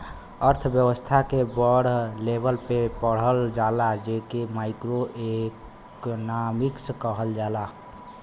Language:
Bhojpuri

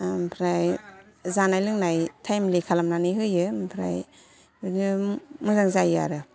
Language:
Bodo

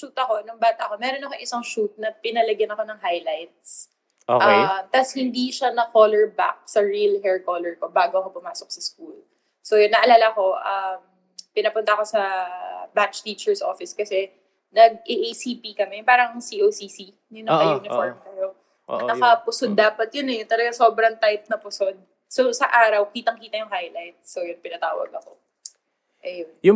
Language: Filipino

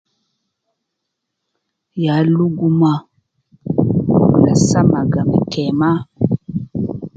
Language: Nubi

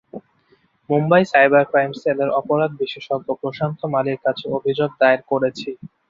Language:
Bangla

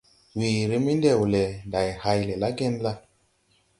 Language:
Tupuri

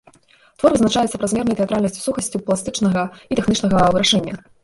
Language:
Belarusian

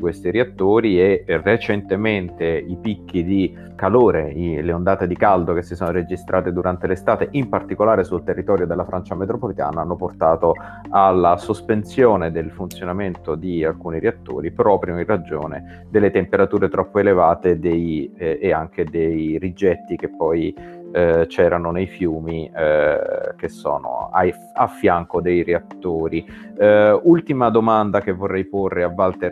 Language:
Italian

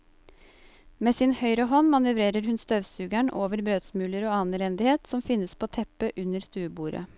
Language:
Norwegian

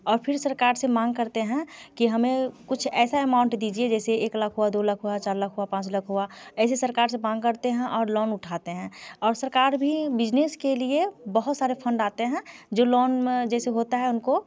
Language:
Hindi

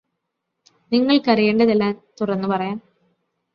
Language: Malayalam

